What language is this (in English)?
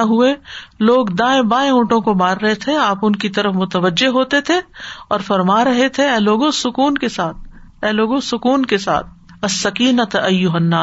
Urdu